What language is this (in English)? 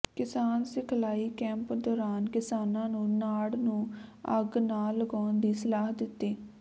Punjabi